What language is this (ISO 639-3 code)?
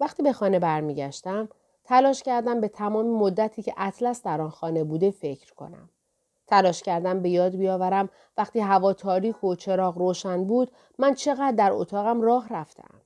fas